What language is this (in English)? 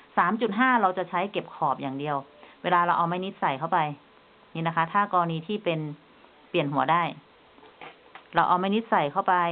Thai